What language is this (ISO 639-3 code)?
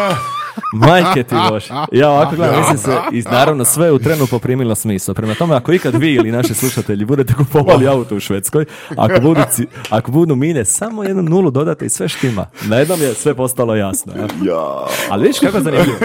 hrv